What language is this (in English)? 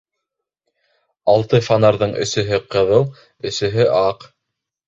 Bashkir